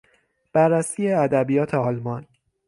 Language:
Persian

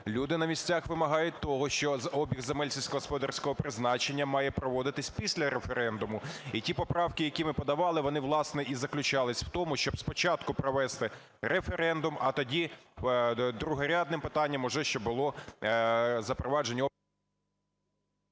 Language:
Ukrainian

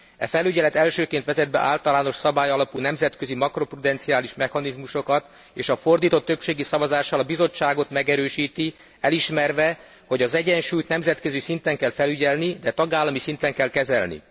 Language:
Hungarian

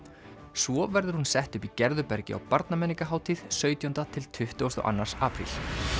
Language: Icelandic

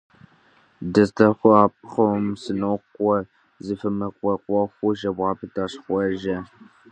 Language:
Kabardian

